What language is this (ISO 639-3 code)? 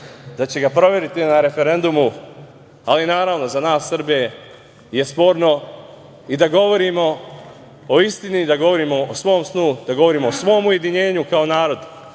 srp